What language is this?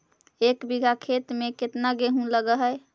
Magahi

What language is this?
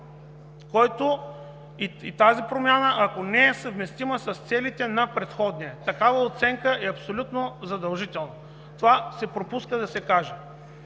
Bulgarian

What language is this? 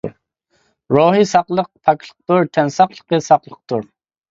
Uyghur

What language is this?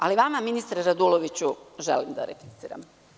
Serbian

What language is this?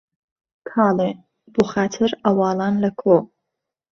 Central Kurdish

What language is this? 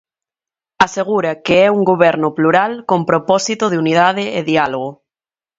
Galician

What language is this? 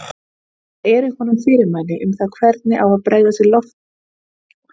Icelandic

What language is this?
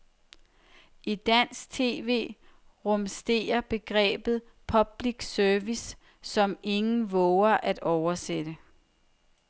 Danish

